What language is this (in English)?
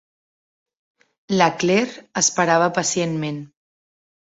Catalan